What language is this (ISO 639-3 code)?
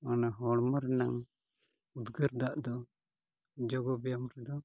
sat